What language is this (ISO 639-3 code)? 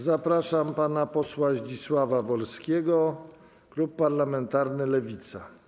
pol